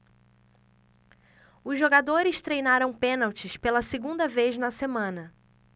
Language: Portuguese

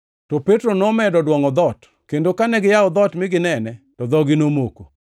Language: Luo (Kenya and Tanzania)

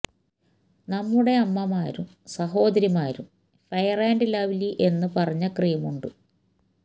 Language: Malayalam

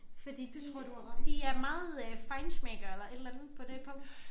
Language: Danish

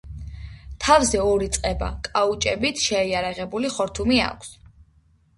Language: Georgian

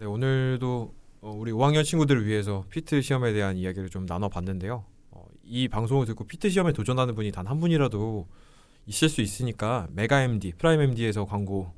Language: Korean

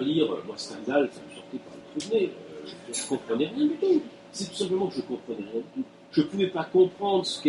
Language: French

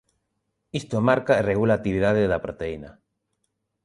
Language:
Galician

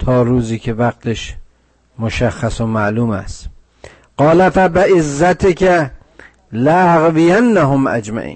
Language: Persian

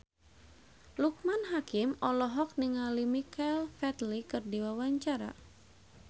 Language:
Sundanese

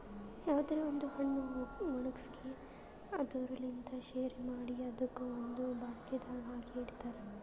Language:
Kannada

